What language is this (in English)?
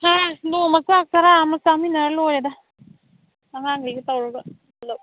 Manipuri